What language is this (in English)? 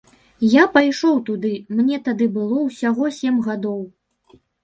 Belarusian